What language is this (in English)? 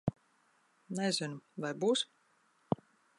Latvian